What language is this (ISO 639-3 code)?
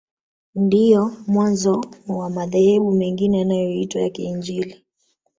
swa